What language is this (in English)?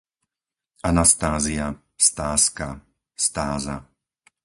Slovak